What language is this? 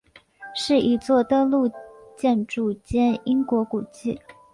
Chinese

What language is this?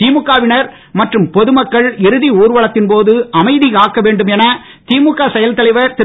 Tamil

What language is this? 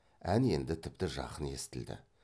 Kazakh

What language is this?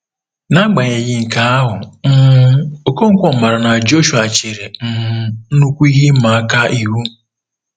Igbo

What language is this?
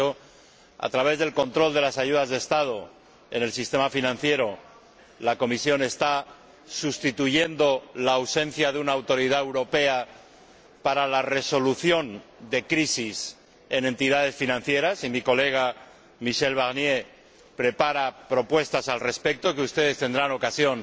Spanish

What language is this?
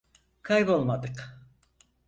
Turkish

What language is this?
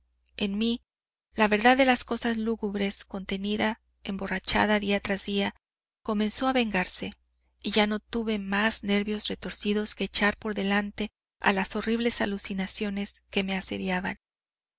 Spanish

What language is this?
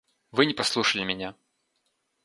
Russian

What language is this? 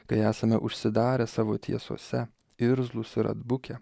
Lithuanian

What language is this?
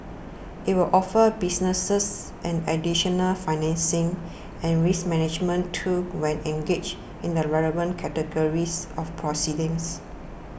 English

